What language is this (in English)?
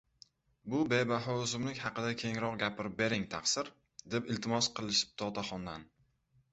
Uzbek